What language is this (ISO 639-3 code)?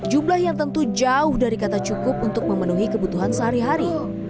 ind